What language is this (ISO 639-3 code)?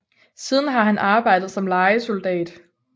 dan